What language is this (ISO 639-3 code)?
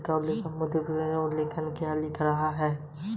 hin